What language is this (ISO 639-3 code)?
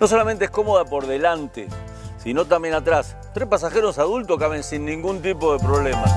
spa